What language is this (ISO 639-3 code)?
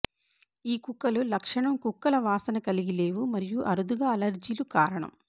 tel